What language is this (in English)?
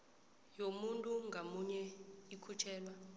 South Ndebele